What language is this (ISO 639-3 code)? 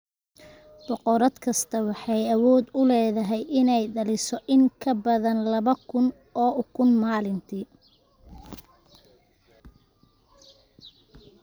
som